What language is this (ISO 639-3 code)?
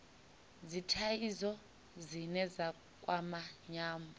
ven